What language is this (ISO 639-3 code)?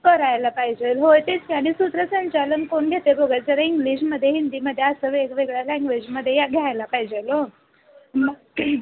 mar